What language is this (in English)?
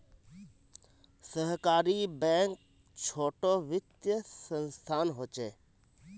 Magahi